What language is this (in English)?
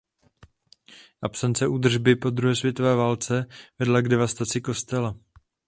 Czech